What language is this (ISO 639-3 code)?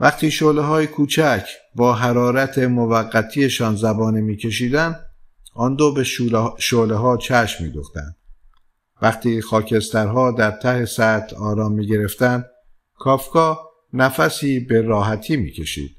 fas